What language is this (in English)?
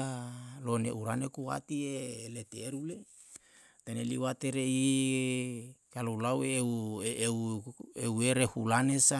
Yalahatan